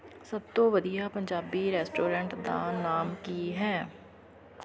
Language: Punjabi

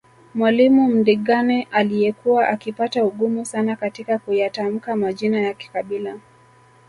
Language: Swahili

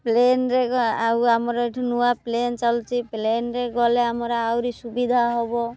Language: Odia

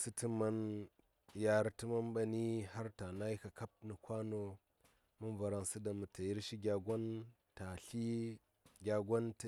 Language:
Saya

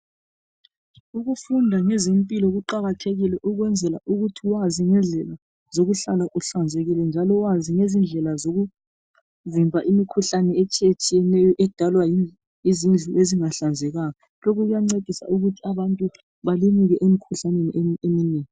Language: North Ndebele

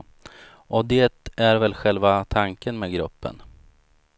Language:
Swedish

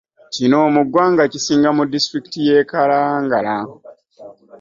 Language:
Ganda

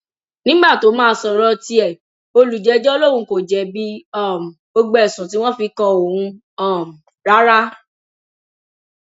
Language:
Yoruba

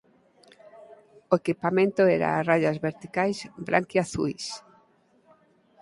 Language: Galician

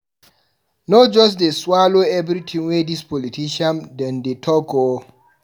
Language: Nigerian Pidgin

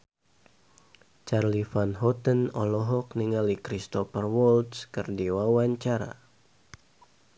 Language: Sundanese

